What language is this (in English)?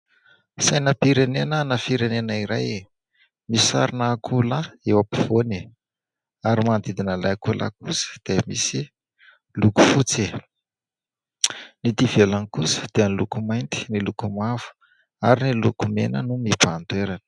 Malagasy